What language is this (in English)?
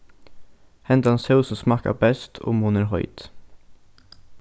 Faroese